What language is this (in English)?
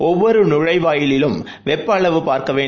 Tamil